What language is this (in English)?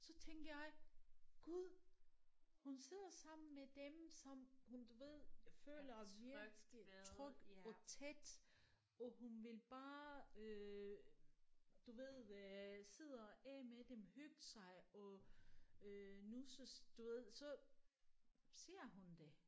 Danish